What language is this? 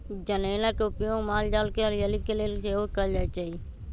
Magahi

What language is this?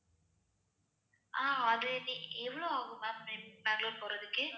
Tamil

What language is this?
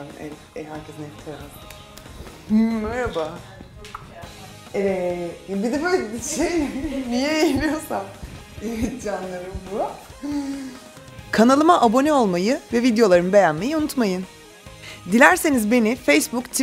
Turkish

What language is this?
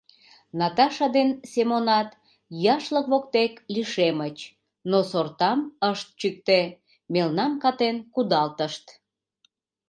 Mari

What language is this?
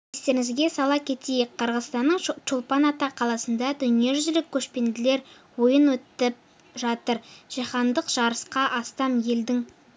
Kazakh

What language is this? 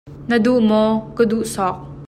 Hakha Chin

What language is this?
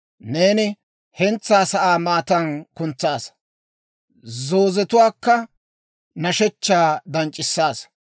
Dawro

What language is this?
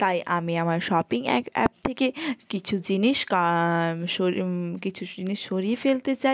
Bangla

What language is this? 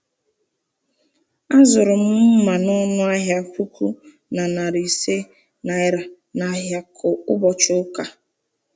Igbo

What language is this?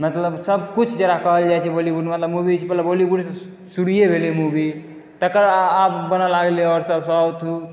Maithili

